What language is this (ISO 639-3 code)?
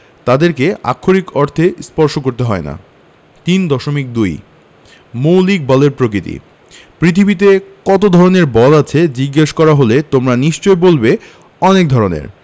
ben